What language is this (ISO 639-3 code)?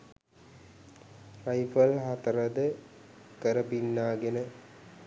sin